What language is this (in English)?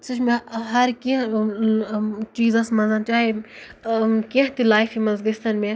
Kashmiri